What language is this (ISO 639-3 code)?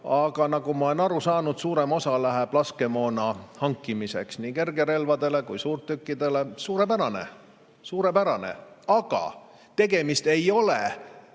est